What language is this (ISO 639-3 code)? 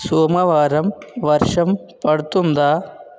tel